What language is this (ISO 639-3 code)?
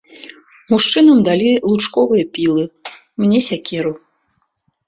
bel